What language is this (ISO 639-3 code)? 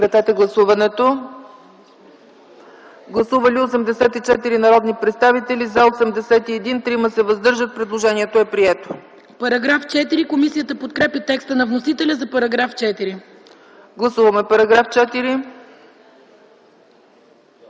bul